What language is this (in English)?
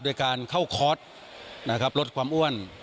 Thai